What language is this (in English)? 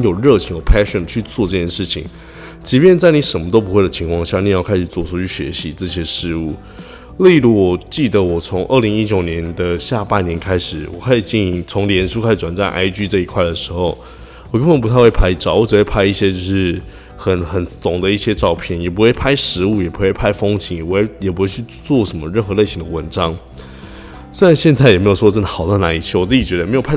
Chinese